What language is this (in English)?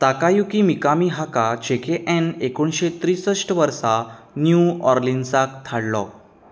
Konkani